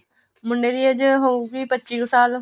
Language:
Punjabi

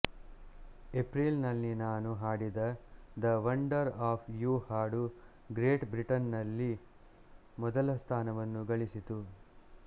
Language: Kannada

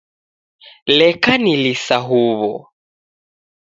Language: Taita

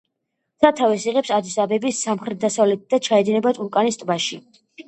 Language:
Georgian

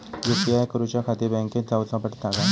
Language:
Marathi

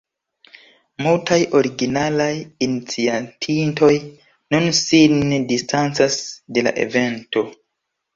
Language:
Esperanto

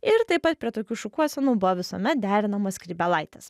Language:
Lithuanian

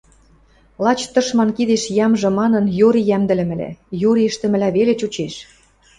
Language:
Western Mari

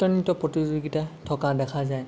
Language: Assamese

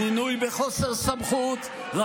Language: Hebrew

